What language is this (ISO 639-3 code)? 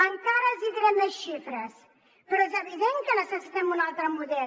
cat